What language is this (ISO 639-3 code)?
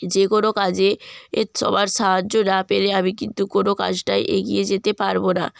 ben